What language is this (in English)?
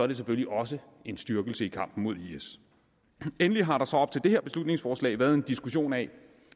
Danish